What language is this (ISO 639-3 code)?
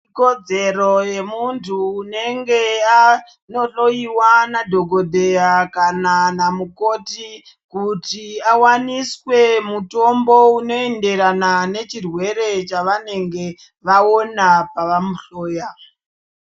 ndc